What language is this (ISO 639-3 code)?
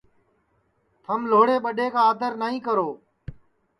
ssi